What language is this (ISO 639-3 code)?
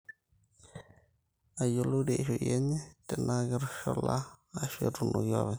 mas